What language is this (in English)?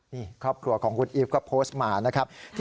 Thai